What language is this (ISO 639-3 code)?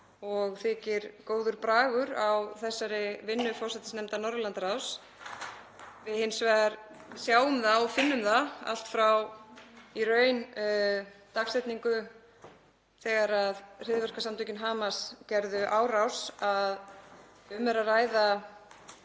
isl